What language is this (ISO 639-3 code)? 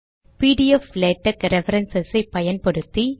tam